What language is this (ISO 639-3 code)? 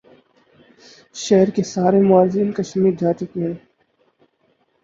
urd